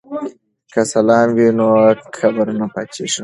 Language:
Pashto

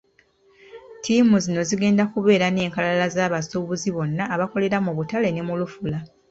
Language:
Ganda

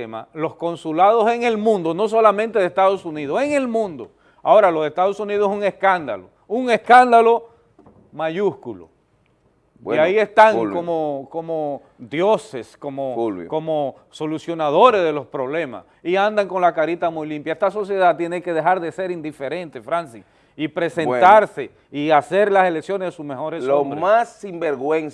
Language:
Spanish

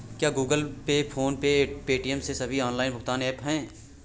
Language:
Hindi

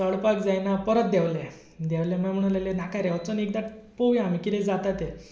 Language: Konkani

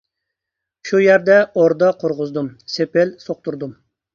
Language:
Uyghur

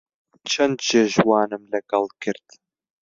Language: Central Kurdish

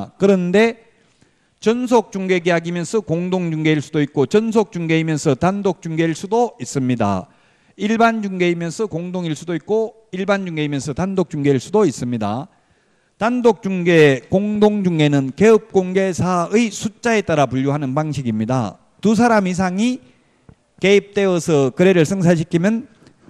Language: Korean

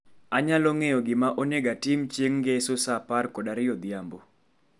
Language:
Luo (Kenya and Tanzania)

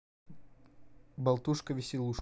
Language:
Russian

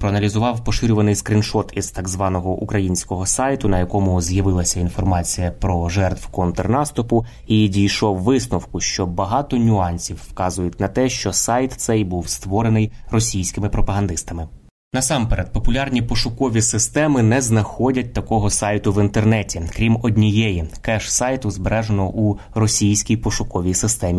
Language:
Ukrainian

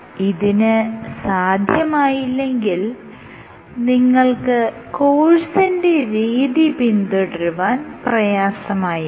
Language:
Malayalam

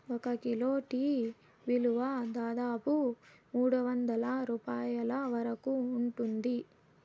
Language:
Telugu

